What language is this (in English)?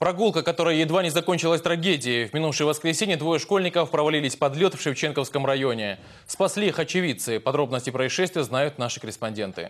Russian